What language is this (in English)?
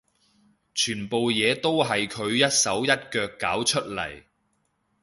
Cantonese